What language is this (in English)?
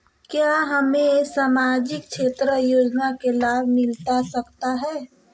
Magahi